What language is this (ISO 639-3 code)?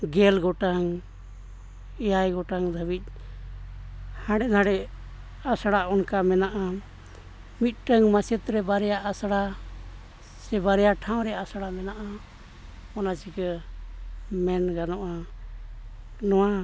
sat